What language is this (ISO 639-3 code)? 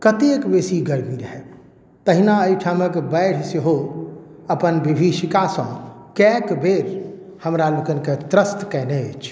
mai